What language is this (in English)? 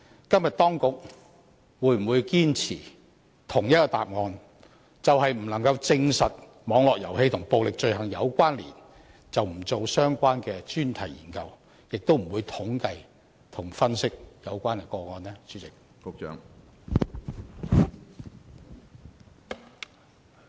Cantonese